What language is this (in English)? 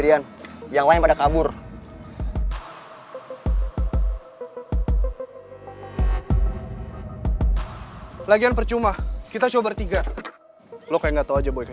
Indonesian